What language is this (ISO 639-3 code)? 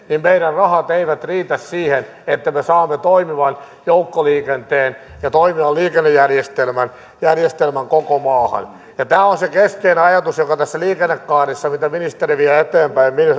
fin